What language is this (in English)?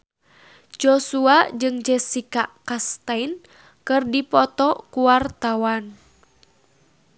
Sundanese